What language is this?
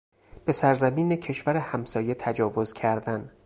Persian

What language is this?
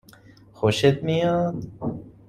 Persian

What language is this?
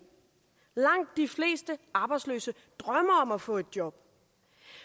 Danish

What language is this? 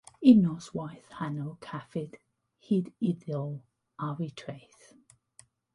Welsh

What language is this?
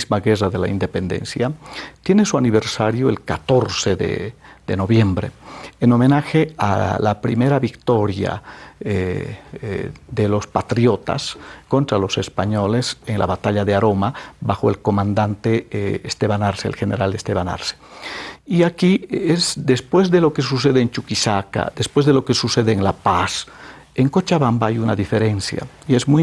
Spanish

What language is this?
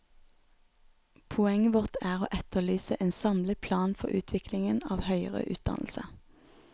Norwegian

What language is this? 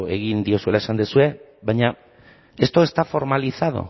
Basque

